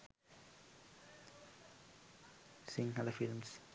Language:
Sinhala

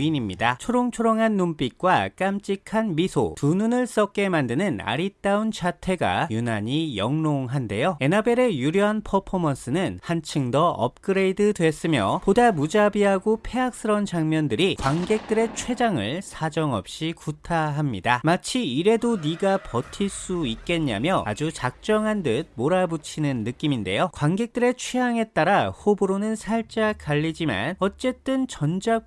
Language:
Korean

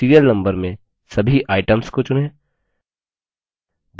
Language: Hindi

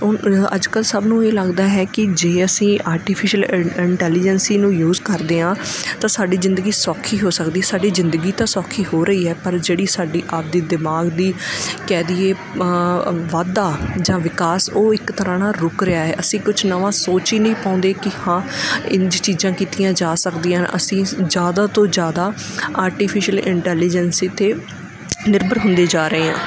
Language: Punjabi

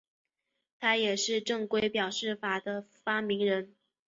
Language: Chinese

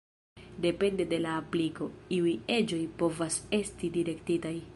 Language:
Esperanto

